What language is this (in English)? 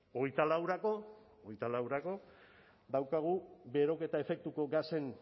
Basque